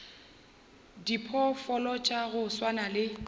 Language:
Northern Sotho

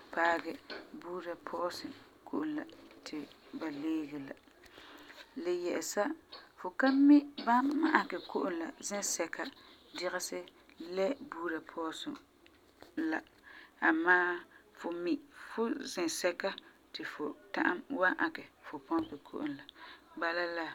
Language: Frafra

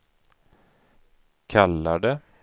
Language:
Swedish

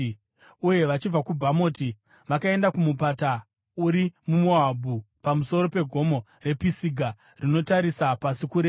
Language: Shona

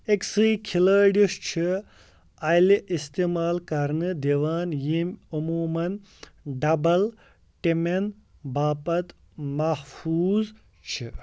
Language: Kashmiri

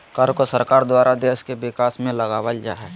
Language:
Magahi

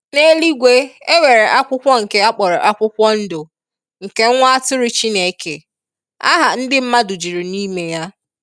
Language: Igbo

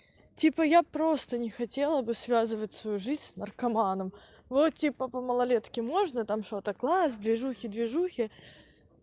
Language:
Russian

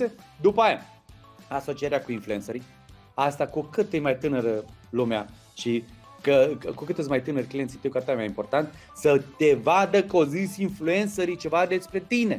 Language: Romanian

